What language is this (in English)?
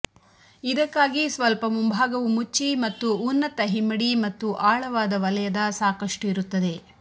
Kannada